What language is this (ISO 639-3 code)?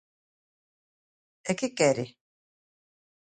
glg